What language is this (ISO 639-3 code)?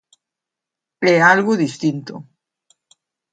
glg